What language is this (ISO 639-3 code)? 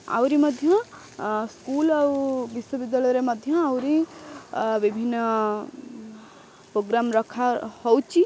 ori